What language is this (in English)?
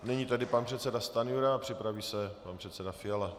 Czech